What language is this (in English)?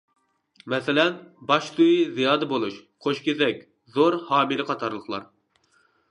Uyghur